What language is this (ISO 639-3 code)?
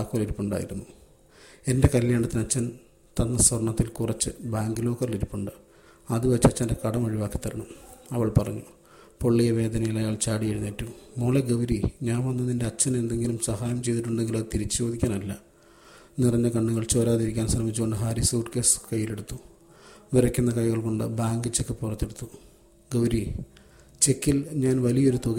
mal